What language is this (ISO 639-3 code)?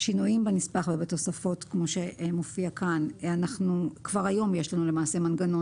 heb